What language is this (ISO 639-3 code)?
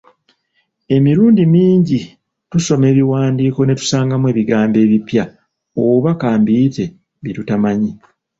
lug